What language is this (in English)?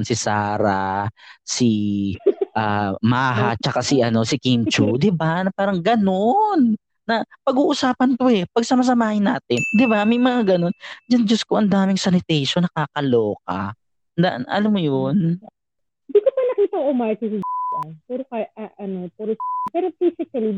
Filipino